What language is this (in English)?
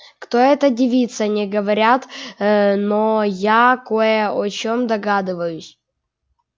Russian